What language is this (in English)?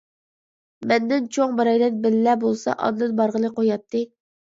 Uyghur